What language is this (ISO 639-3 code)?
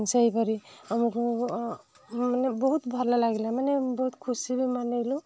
ori